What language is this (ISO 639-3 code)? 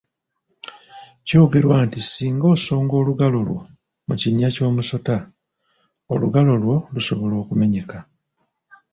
lug